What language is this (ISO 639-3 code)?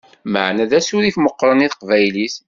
kab